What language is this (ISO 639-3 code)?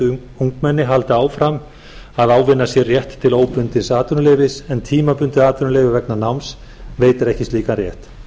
isl